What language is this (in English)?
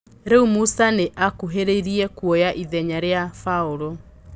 Kikuyu